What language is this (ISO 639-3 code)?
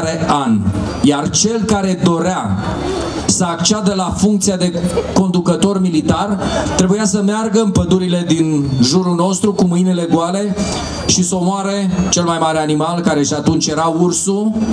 ron